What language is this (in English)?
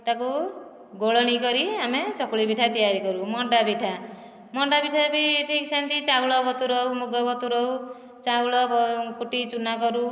Odia